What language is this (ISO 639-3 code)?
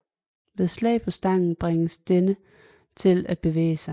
dan